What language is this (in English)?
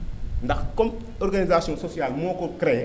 Wolof